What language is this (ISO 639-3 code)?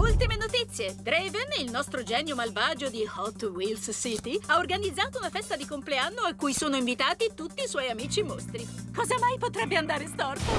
ita